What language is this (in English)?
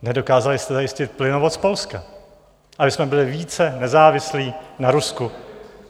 Czech